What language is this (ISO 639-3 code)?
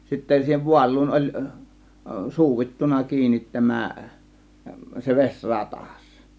fin